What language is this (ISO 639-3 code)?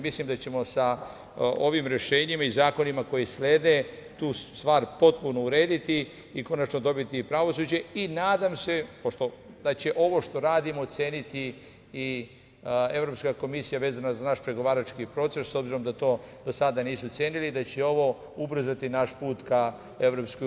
srp